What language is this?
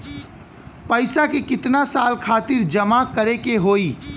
Bhojpuri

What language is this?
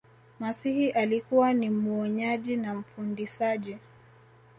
Swahili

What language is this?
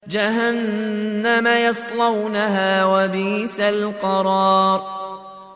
Arabic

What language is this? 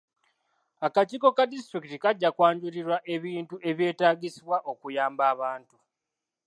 Ganda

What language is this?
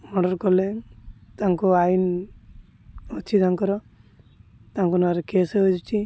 Odia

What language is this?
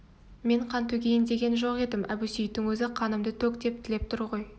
Kazakh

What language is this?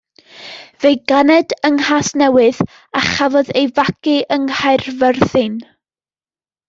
Welsh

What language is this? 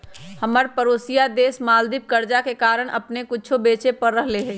Magahi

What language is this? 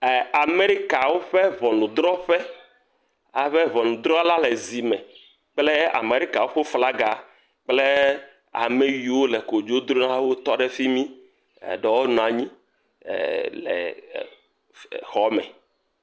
Ewe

